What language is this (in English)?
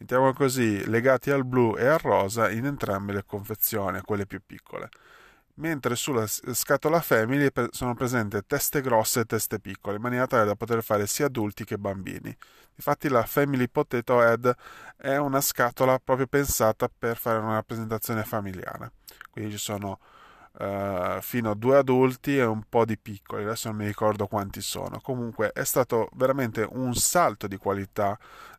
Italian